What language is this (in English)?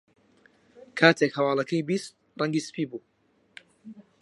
Central Kurdish